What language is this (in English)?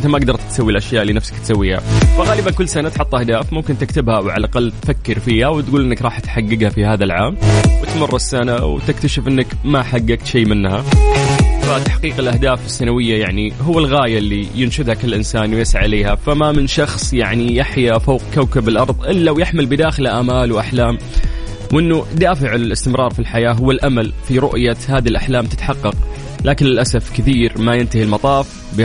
Arabic